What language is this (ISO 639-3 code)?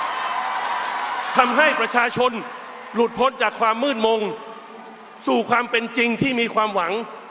tha